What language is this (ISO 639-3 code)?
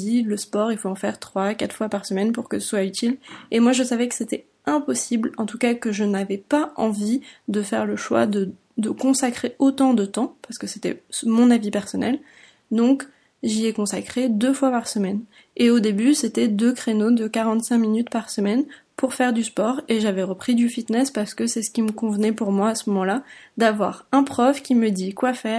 fra